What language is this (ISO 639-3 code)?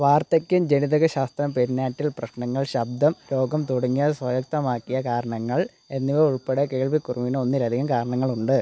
mal